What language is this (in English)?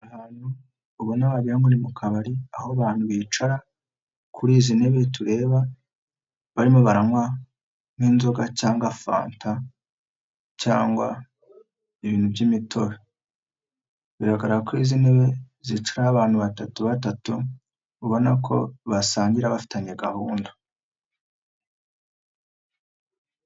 Kinyarwanda